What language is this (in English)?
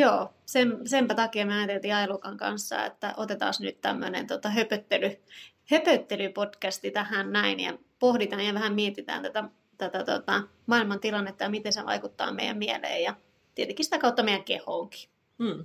Finnish